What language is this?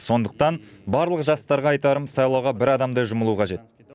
Kazakh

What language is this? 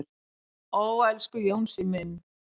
Icelandic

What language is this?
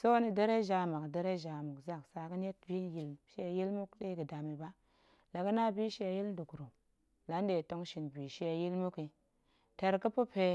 Goemai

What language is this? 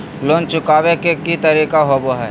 Magahi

